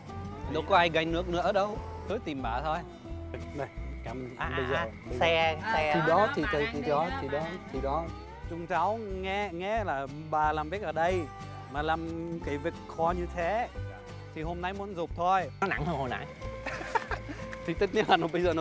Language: Vietnamese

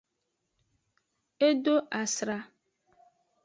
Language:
Aja (Benin)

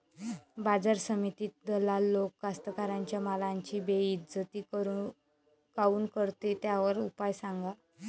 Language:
Marathi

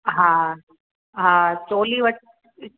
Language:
Sindhi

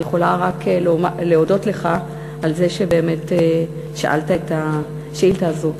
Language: Hebrew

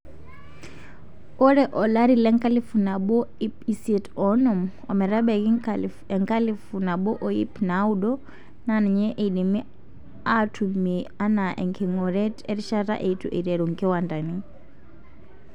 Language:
Masai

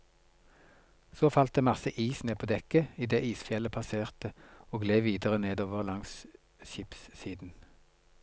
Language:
Norwegian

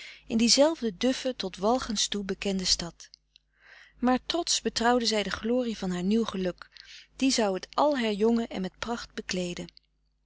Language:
Dutch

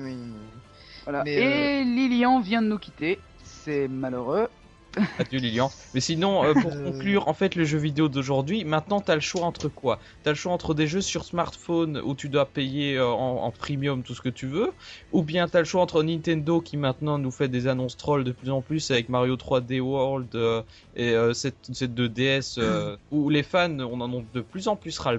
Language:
French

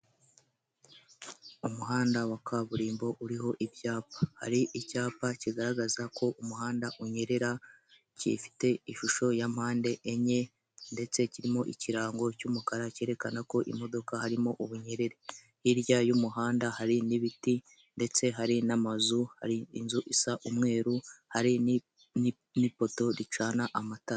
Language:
Kinyarwanda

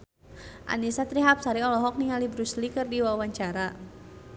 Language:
Sundanese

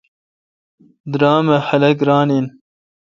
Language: Kalkoti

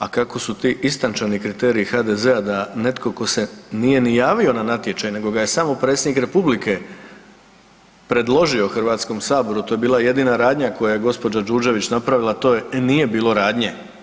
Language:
Croatian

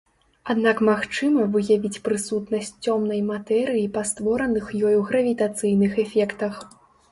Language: Belarusian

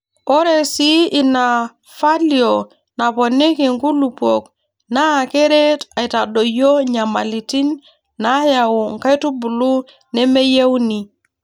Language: Masai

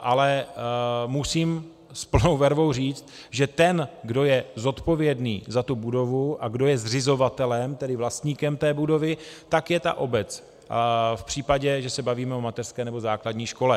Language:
Czech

